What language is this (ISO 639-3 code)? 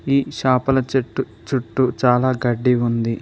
tel